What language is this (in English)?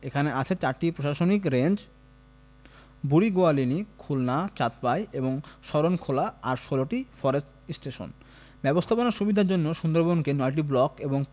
Bangla